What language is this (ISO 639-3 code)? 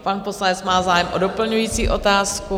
ces